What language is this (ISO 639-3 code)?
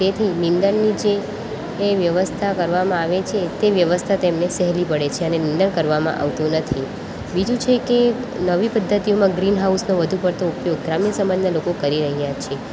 guj